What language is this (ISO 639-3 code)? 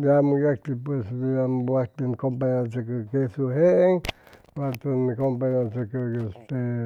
zoh